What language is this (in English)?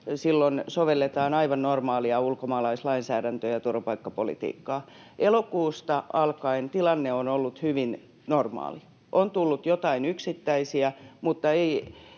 Finnish